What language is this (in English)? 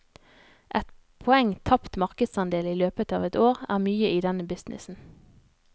Norwegian